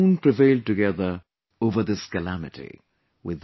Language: English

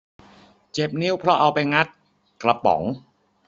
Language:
Thai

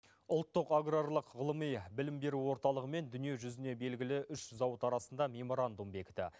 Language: Kazakh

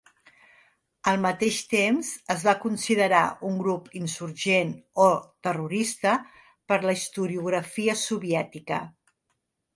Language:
Catalan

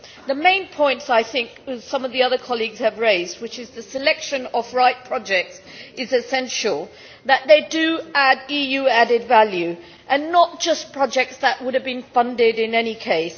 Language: English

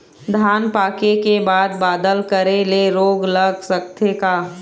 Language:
Chhattisgarhi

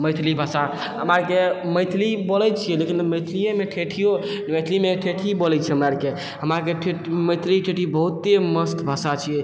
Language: Maithili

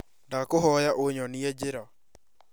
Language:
Kikuyu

